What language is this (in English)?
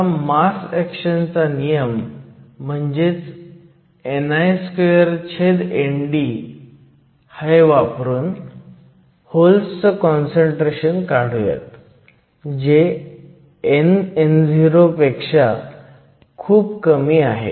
Marathi